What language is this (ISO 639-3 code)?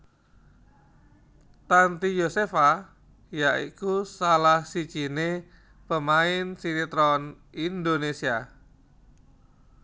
jav